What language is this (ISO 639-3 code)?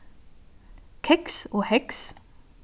fao